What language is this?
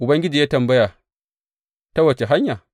Hausa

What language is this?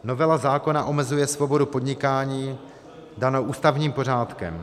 Czech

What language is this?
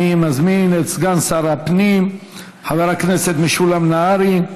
Hebrew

